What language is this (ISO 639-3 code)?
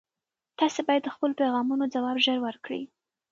pus